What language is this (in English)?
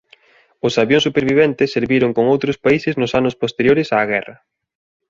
Galician